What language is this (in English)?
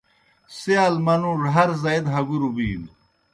Kohistani Shina